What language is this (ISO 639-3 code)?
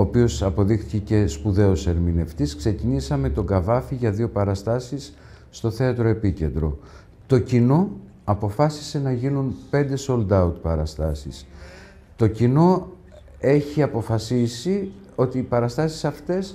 ell